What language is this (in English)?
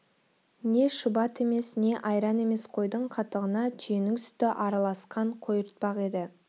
Kazakh